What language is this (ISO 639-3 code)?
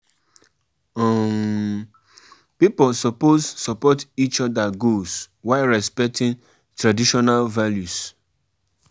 pcm